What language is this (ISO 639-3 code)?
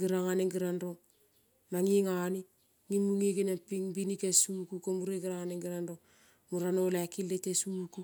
kol